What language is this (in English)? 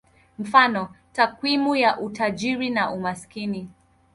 Swahili